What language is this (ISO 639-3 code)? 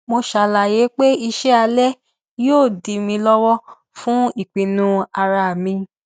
yor